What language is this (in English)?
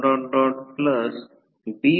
Marathi